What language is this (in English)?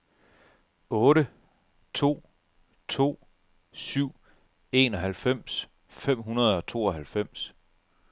Danish